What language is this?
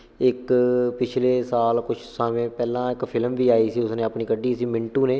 Punjabi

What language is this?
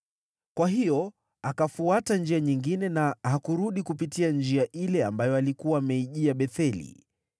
Swahili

